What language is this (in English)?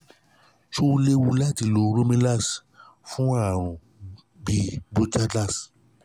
Yoruba